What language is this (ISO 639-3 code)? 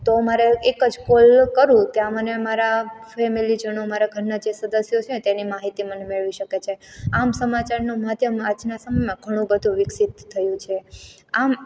guj